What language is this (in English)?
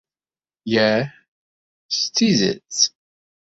Kabyle